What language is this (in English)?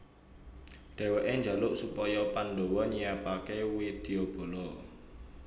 Javanese